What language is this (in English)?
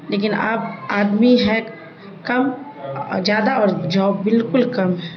Urdu